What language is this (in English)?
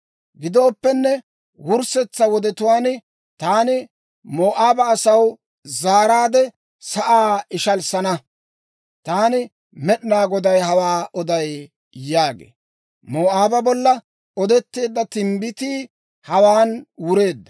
Dawro